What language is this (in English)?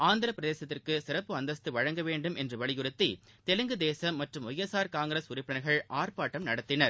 Tamil